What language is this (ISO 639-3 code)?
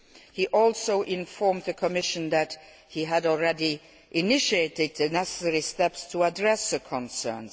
eng